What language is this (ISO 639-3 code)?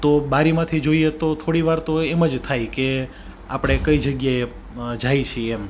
guj